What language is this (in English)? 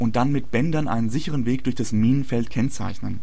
German